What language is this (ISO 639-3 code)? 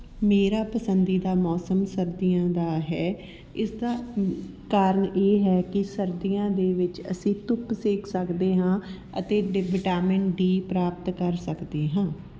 pan